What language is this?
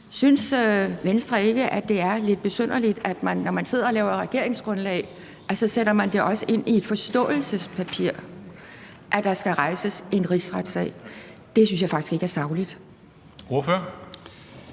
Danish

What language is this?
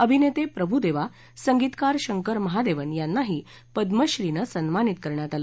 Marathi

